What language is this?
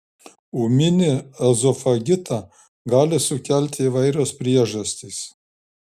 Lithuanian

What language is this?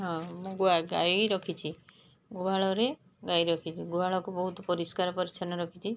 Odia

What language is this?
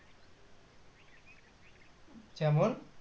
Bangla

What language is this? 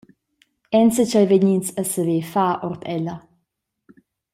Romansh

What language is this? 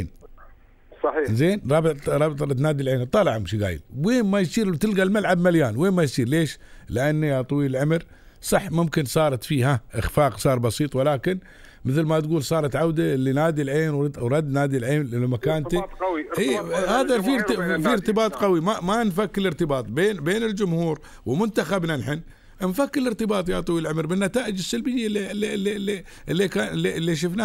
Arabic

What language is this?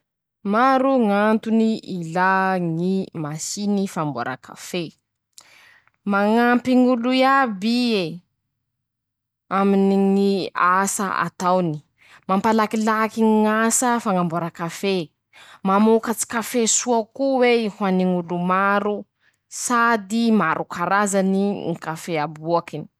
Masikoro Malagasy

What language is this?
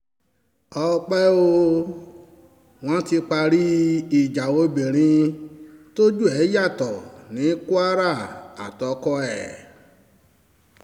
Yoruba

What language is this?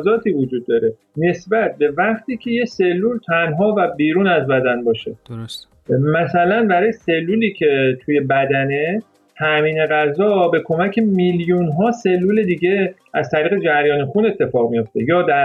Persian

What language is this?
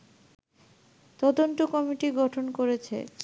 Bangla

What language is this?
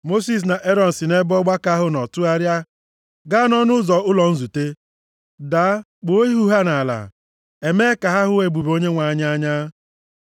Igbo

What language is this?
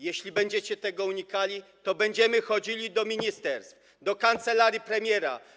Polish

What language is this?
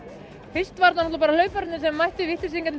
Icelandic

